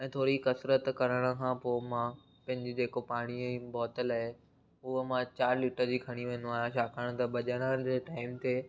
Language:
Sindhi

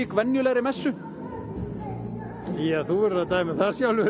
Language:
Icelandic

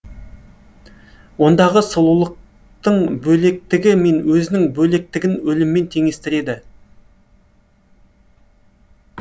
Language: Kazakh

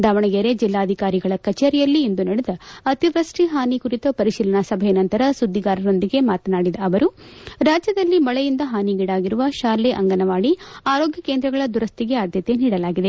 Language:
Kannada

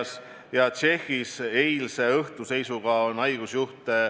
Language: Estonian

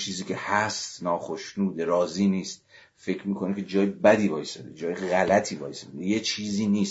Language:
Persian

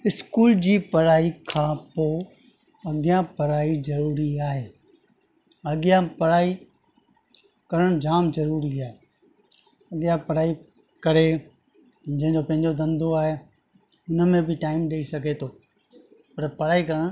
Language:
Sindhi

